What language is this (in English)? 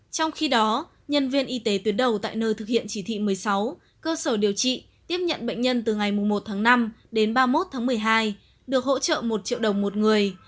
Vietnamese